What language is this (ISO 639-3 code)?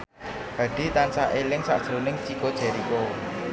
jav